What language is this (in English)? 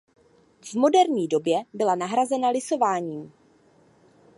Czech